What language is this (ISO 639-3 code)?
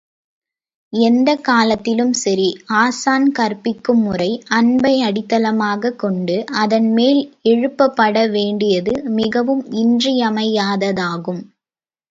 tam